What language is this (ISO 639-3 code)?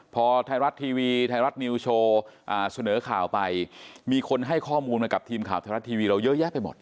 tha